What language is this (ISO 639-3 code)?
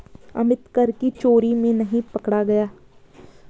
hin